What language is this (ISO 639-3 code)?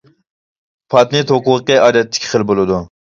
uig